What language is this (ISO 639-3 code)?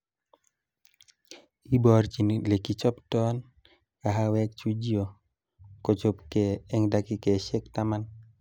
kln